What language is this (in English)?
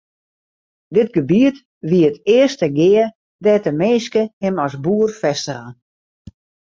Western Frisian